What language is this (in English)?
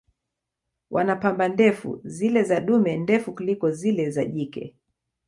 Swahili